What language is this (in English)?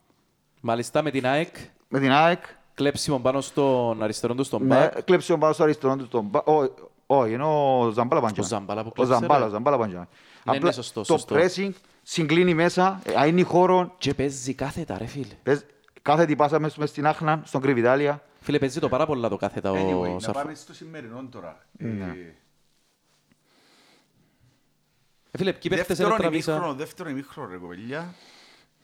Greek